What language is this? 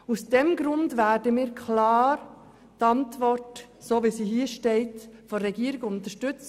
Swiss German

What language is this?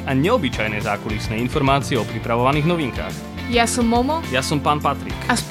Slovak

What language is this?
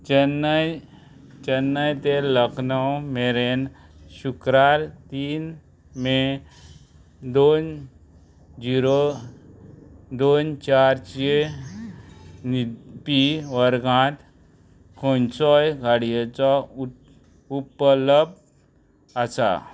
Konkani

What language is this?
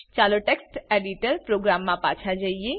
Gujarati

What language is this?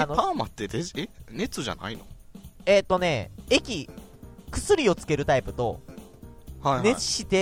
Japanese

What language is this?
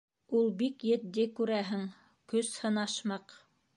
Bashkir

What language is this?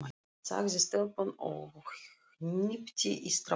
Icelandic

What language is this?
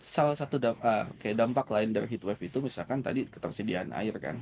Indonesian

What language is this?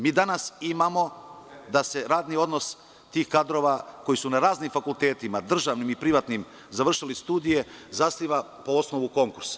Serbian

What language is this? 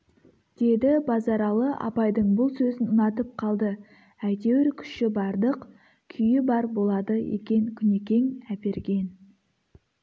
Kazakh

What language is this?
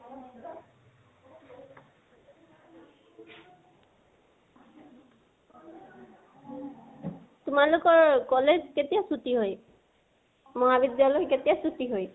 Assamese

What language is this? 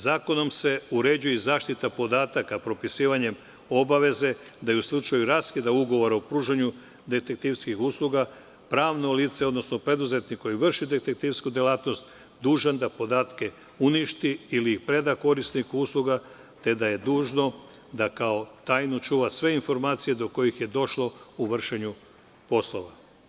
Serbian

